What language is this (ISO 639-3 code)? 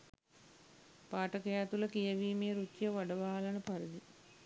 sin